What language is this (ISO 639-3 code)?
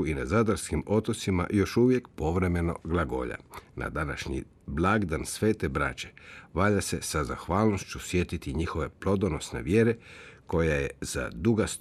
hrv